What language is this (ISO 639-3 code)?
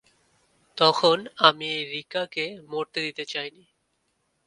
ben